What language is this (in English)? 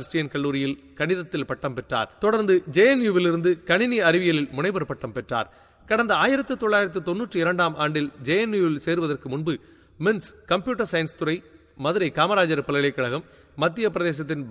Tamil